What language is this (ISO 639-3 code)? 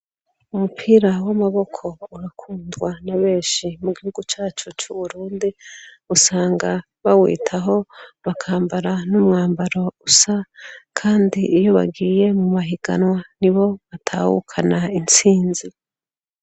run